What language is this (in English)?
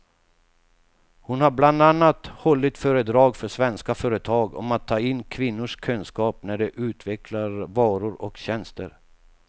Swedish